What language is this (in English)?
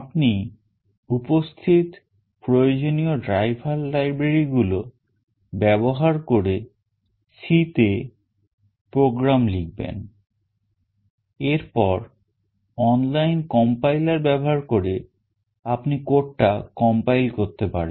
Bangla